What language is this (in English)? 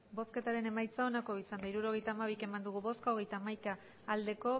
Basque